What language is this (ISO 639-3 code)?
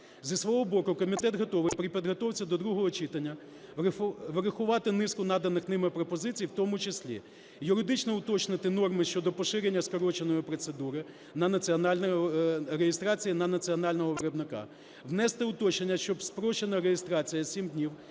ukr